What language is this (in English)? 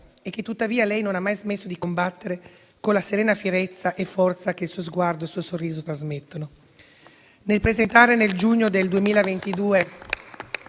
Italian